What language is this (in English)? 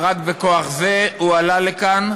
Hebrew